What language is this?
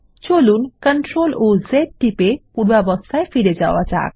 Bangla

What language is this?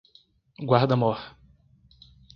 Portuguese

